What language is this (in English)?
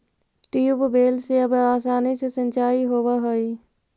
Magahi